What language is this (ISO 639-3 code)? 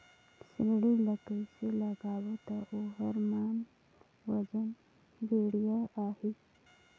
hne